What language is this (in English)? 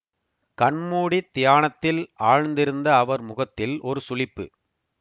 Tamil